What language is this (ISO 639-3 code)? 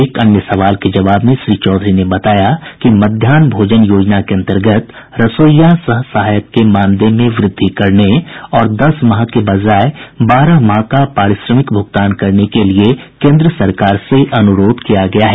hin